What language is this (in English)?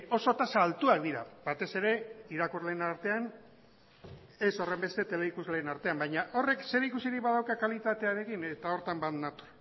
Basque